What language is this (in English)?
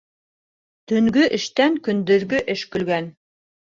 Bashkir